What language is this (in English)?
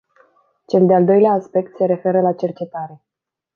Romanian